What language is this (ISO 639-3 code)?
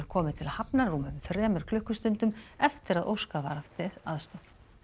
isl